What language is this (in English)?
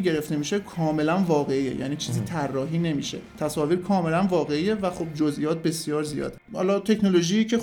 Persian